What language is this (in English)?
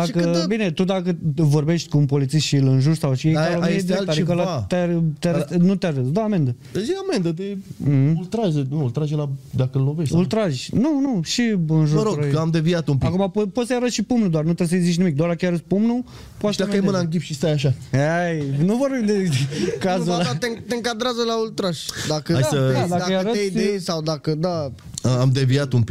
Romanian